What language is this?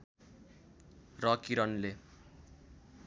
Nepali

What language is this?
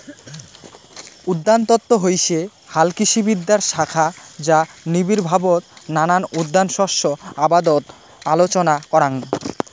Bangla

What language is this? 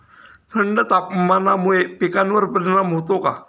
Marathi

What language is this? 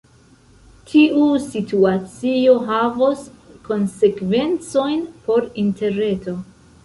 Esperanto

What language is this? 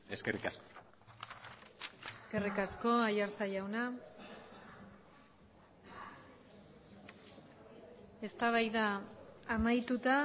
Basque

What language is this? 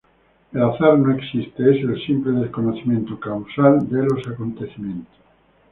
Spanish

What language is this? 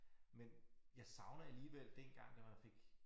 Danish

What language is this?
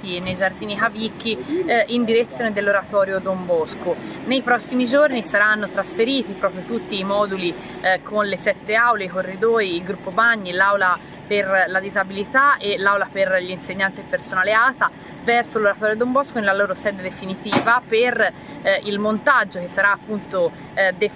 Italian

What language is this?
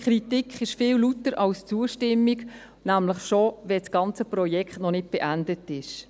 Swiss German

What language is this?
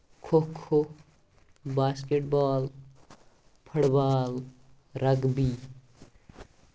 Kashmiri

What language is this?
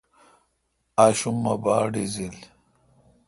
Kalkoti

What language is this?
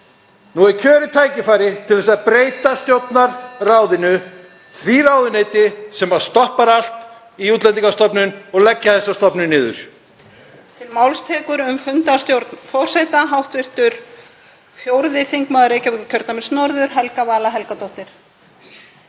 Icelandic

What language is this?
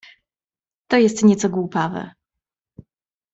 Polish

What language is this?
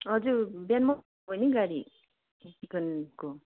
Nepali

